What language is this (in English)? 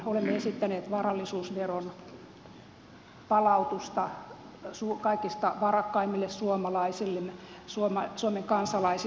Finnish